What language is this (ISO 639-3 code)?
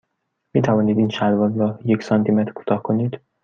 fas